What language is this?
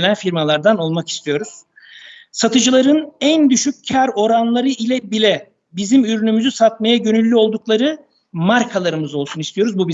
Turkish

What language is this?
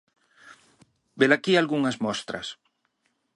Galician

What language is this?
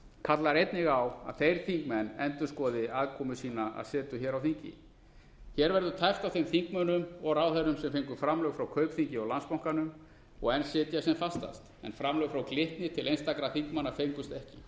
Icelandic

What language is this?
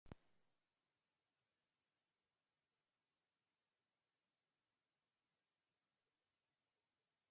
Central Kurdish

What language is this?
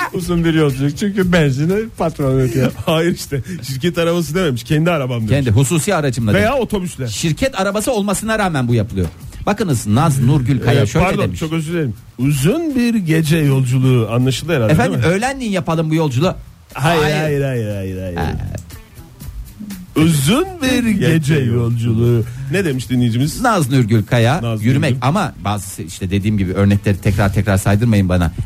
Turkish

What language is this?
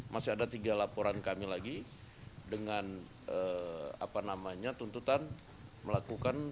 Indonesian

